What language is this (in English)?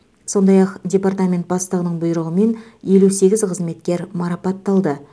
Kazakh